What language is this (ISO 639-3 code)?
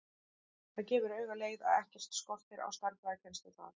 isl